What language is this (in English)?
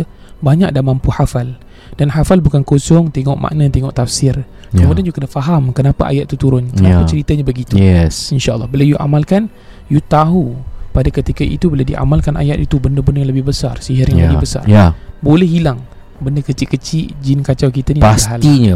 Malay